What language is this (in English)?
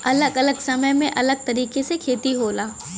Bhojpuri